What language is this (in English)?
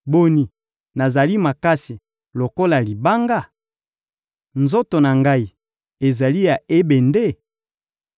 Lingala